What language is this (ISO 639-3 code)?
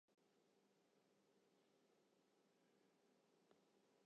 fry